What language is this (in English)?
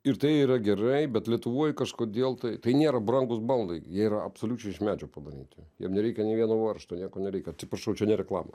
Lithuanian